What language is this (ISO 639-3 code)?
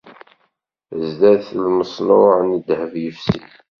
kab